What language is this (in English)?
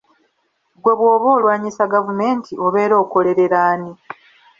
Ganda